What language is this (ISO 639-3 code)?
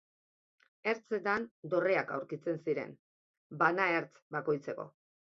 eus